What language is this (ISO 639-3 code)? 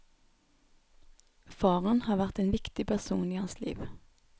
nor